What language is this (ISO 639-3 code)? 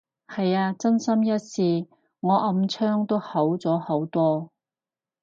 yue